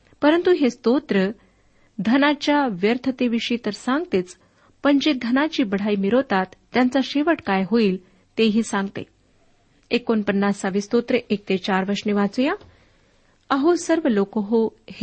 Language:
Marathi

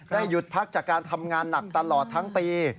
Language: Thai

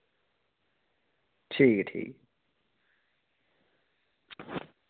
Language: Dogri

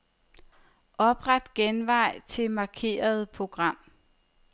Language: Danish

